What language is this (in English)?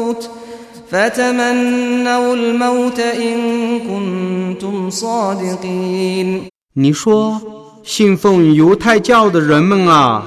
Chinese